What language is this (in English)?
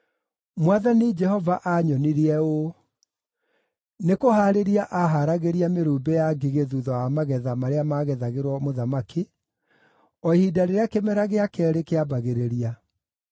Kikuyu